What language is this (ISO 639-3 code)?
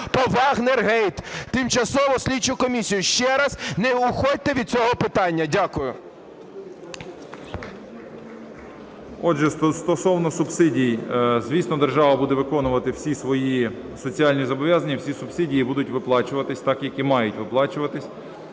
ukr